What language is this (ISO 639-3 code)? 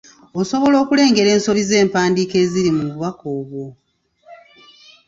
lug